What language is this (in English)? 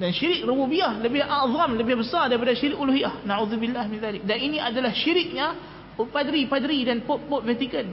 Malay